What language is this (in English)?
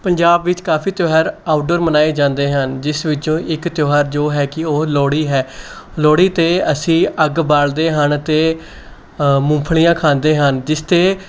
Punjabi